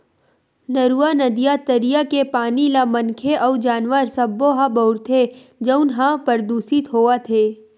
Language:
Chhattisgarhi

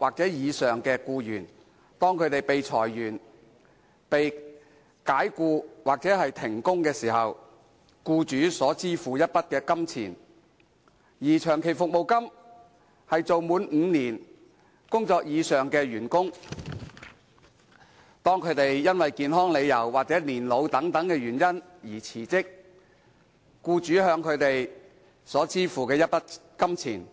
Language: Cantonese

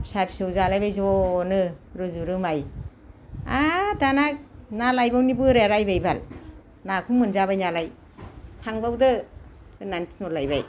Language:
Bodo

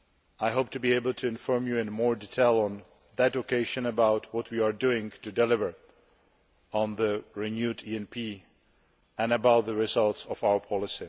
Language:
English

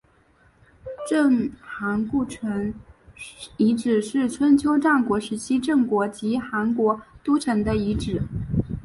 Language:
Chinese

